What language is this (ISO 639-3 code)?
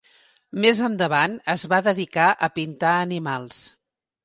cat